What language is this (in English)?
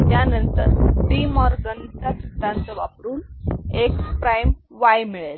Marathi